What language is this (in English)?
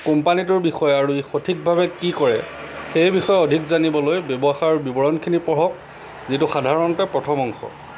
Assamese